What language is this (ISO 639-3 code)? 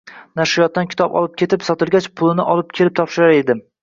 uzb